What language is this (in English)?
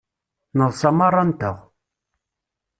Kabyle